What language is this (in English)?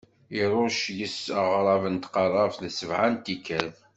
Kabyle